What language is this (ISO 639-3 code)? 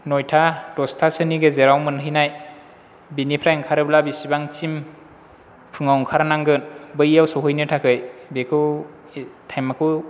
brx